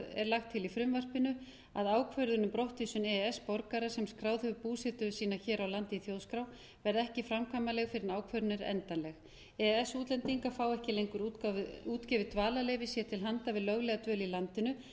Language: Icelandic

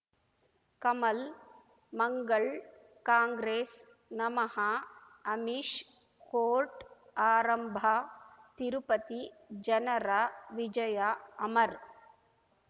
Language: Kannada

